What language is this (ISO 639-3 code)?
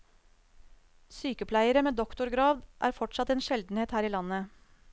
nor